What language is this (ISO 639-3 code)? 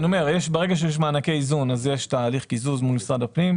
heb